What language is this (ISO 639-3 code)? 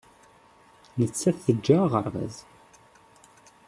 kab